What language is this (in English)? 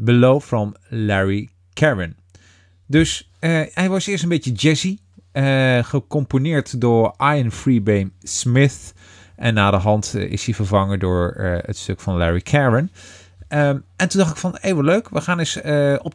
Dutch